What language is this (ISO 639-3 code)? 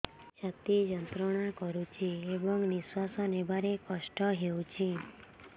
ori